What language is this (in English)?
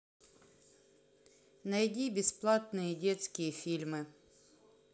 Russian